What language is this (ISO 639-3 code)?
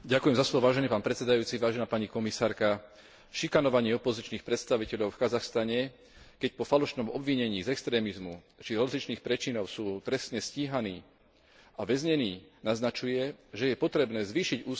slk